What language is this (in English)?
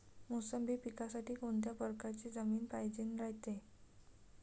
Marathi